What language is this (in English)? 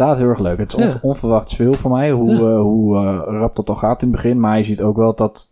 Dutch